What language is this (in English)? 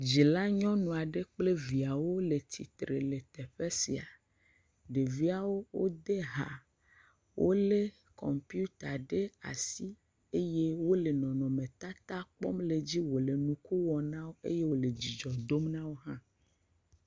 Ewe